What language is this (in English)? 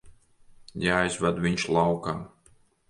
Latvian